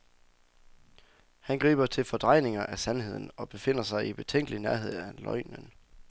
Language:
Danish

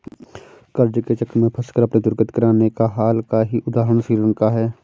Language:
Hindi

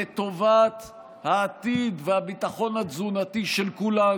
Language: Hebrew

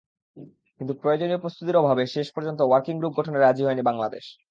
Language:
Bangla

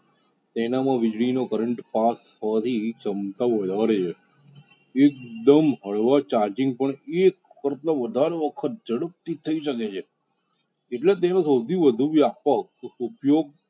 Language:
Gujarati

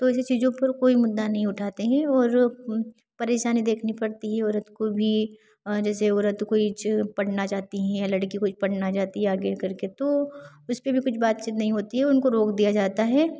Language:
Hindi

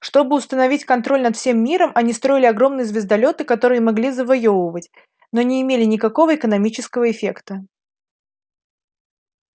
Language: Russian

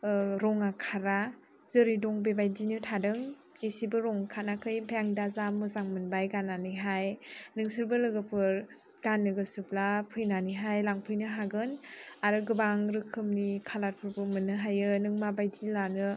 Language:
Bodo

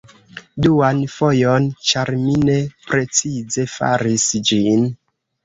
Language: Esperanto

